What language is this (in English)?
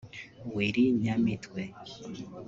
Kinyarwanda